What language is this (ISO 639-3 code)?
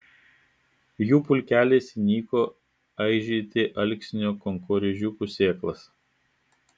lit